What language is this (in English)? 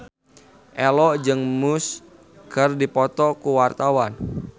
Sundanese